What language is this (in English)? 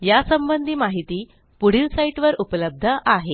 Marathi